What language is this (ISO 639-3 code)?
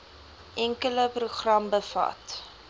afr